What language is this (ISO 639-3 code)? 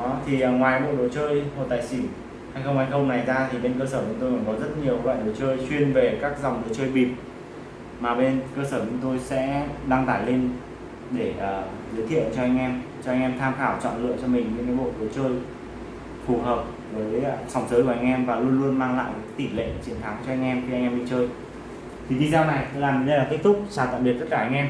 vie